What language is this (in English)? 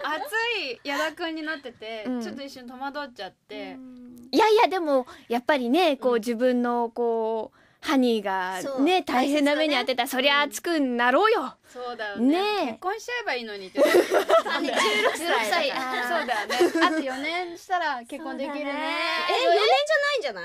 Japanese